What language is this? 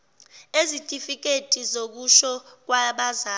Zulu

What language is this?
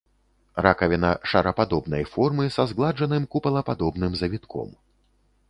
Belarusian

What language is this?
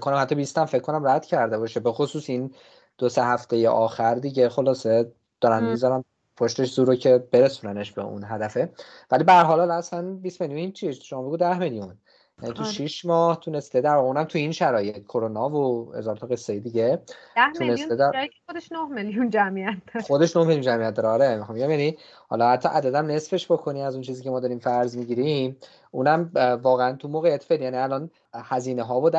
Persian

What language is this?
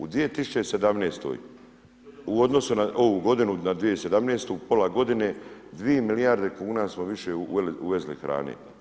Croatian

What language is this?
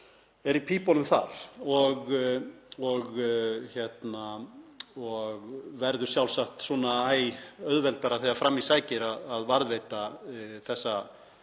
Icelandic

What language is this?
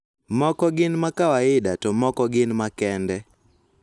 Luo (Kenya and Tanzania)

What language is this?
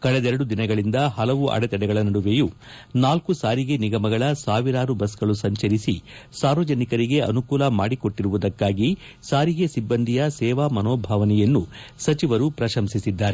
Kannada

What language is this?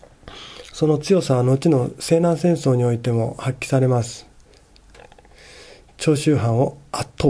Japanese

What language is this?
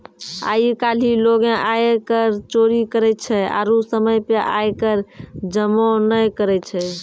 Maithili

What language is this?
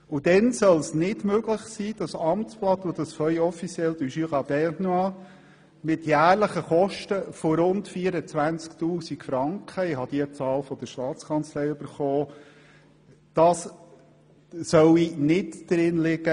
Swiss German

